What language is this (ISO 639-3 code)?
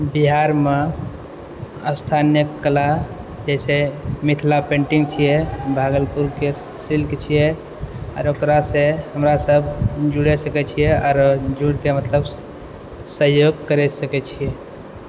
mai